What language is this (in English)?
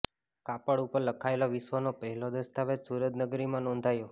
Gujarati